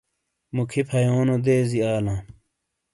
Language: Shina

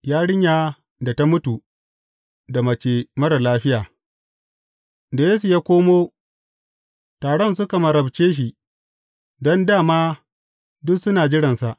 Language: Hausa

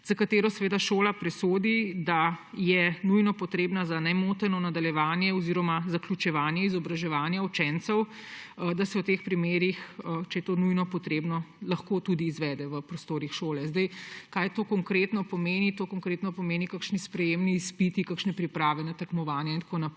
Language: Slovenian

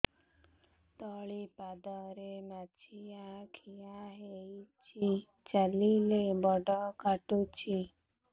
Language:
Odia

